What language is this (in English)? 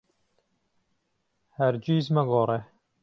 Central Kurdish